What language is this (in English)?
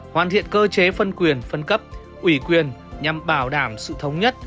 Vietnamese